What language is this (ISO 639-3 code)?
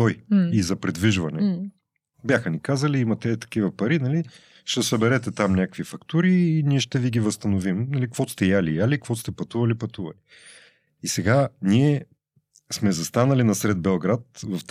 bul